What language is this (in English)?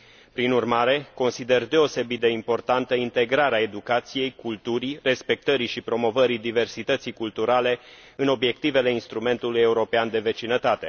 Romanian